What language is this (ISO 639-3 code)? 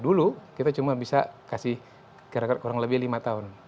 ind